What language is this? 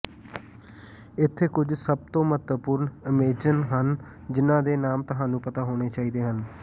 Punjabi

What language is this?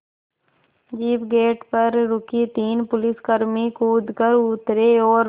Hindi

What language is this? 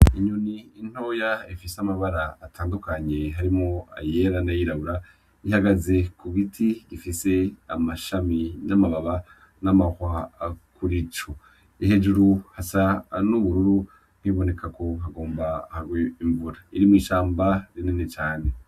Rundi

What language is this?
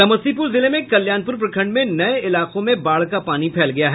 Hindi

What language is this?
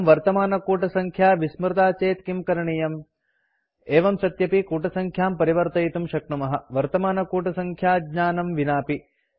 Sanskrit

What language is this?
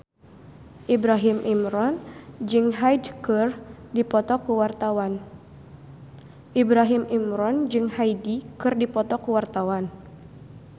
Sundanese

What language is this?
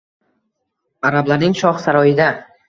Uzbek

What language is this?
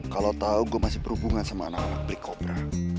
Indonesian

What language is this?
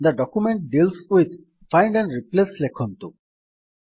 Odia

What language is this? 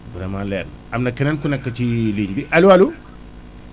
Wolof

